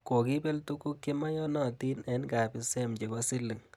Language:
Kalenjin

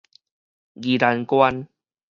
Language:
Min Nan Chinese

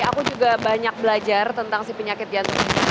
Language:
Indonesian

